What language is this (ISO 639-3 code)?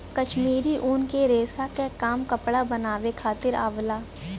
bho